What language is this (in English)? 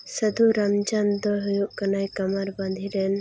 Santali